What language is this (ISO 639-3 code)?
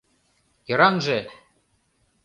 chm